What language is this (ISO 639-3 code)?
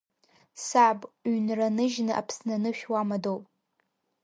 abk